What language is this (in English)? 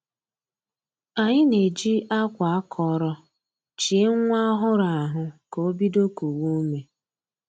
Igbo